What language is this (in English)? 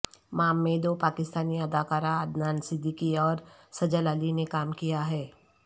Urdu